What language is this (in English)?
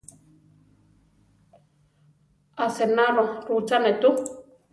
Central Tarahumara